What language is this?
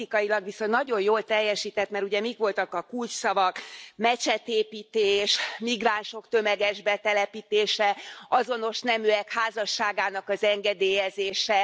Hungarian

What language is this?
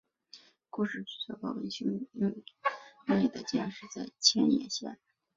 Chinese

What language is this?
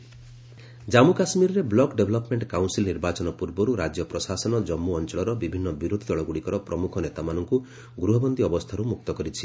Odia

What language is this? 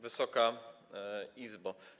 Polish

